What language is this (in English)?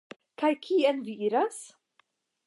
Esperanto